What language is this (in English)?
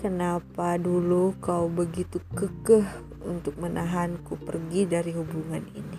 Indonesian